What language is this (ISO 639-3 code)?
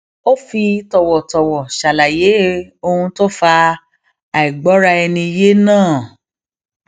yor